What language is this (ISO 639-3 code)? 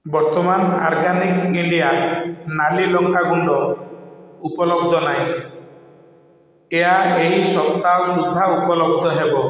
ori